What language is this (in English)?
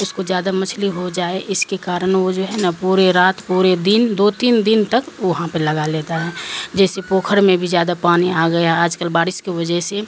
Urdu